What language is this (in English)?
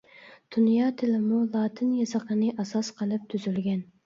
Uyghur